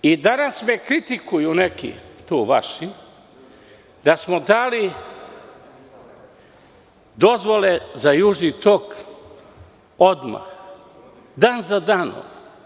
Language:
Serbian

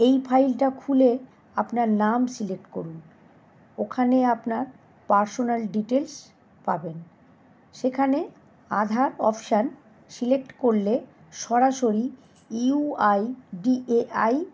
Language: Bangla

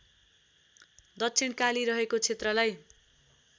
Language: Nepali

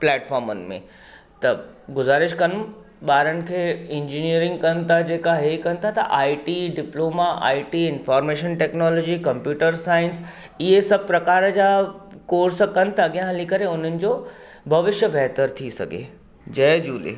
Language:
Sindhi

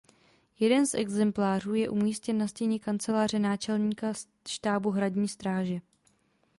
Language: Czech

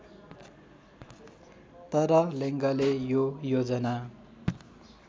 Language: Nepali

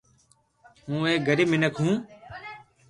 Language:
Loarki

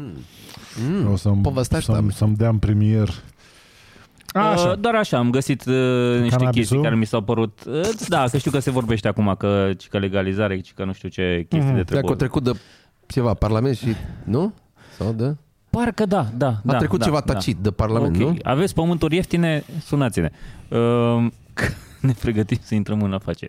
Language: Romanian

